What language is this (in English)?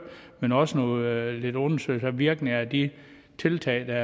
Danish